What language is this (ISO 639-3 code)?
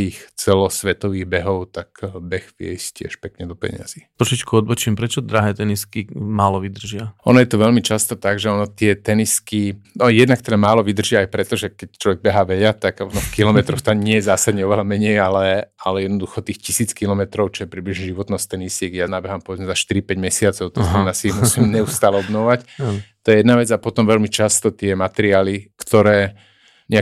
slk